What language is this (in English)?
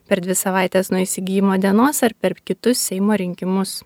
Lithuanian